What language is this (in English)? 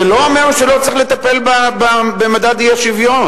Hebrew